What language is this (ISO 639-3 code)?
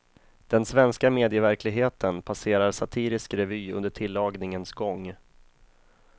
swe